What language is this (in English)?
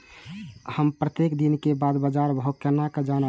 Maithili